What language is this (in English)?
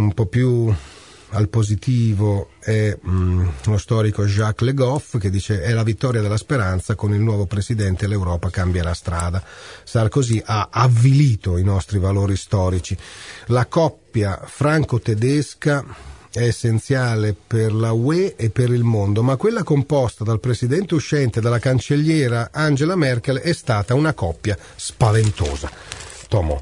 Italian